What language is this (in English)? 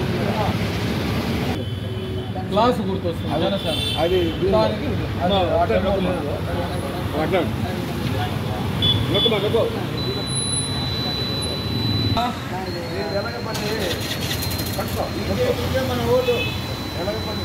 Telugu